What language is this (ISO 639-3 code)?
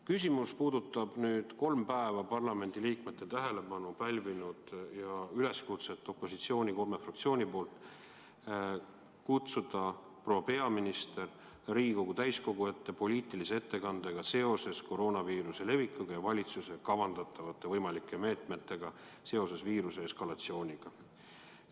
est